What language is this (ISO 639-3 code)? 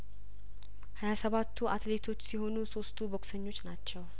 amh